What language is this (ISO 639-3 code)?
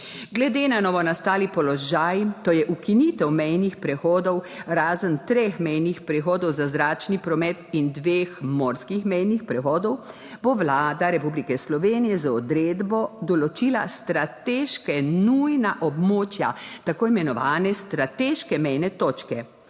slv